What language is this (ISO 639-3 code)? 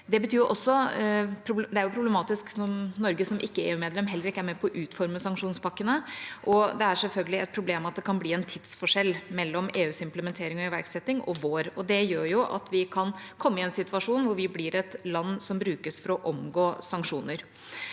nor